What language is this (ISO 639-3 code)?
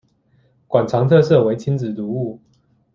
zho